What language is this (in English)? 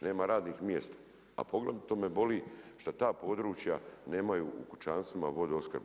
Croatian